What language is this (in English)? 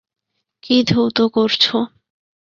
Bangla